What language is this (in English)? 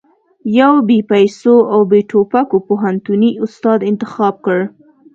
Pashto